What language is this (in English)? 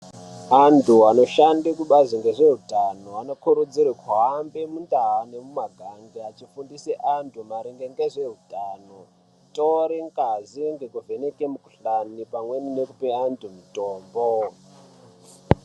Ndau